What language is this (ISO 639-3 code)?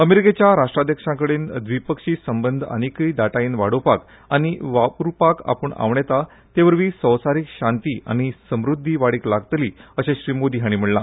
kok